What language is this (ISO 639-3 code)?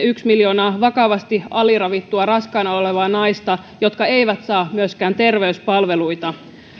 fin